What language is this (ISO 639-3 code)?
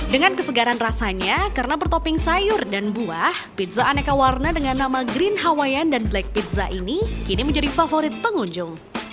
ind